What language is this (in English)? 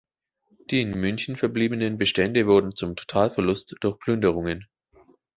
German